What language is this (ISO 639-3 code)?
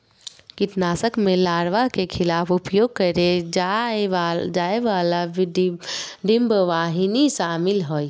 mag